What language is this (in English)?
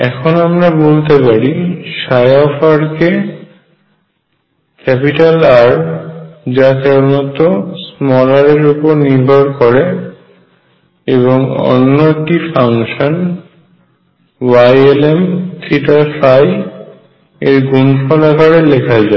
Bangla